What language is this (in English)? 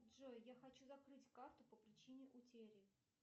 Russian